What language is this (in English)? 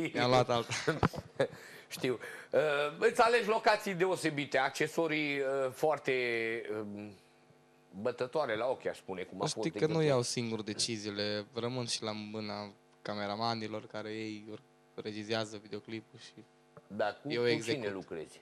Romanian